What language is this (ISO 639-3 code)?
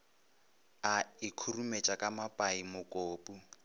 nso